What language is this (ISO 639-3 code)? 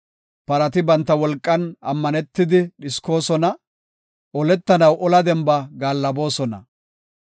gof